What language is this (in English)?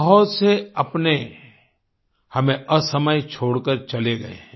Hindi